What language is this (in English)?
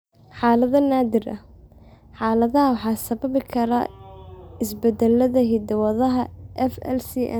Somali